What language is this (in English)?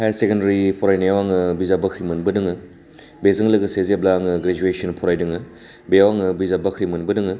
Bodo